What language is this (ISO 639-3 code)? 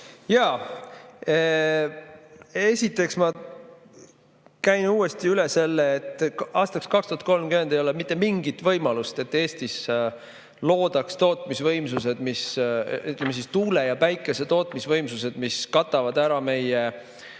est